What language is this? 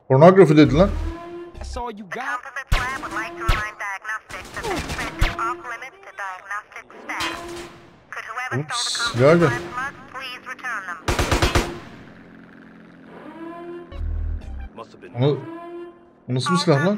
Turkish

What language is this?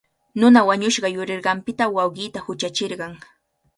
Cajatambo North Lima Quechua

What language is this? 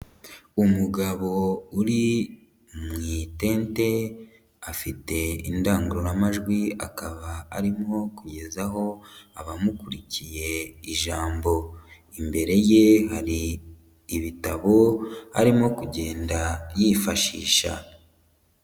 Kinyarwanda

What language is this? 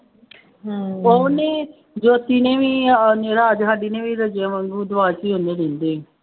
Punjabi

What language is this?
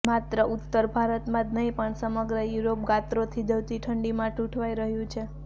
Gujarati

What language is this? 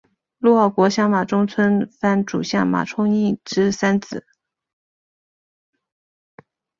Chinese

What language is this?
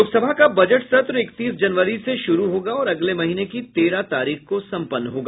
Hindi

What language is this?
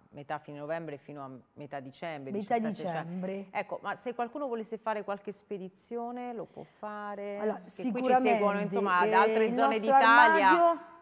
Italian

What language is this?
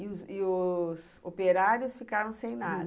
Portuguese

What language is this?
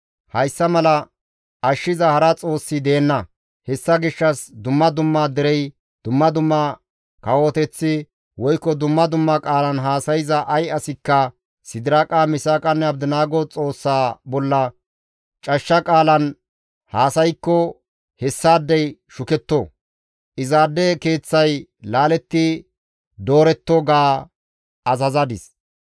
Gamo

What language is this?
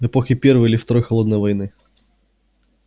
Russian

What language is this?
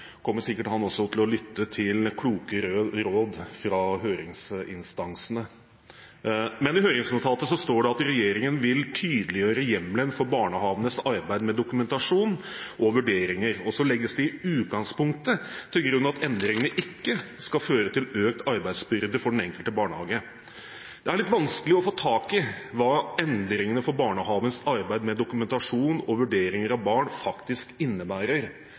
Norwegian Bokmål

